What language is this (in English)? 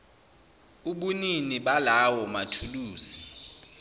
Zulu